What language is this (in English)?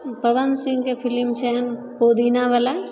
Maithili